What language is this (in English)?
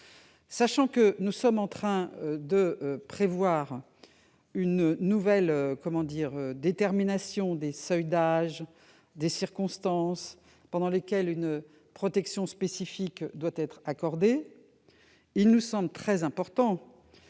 French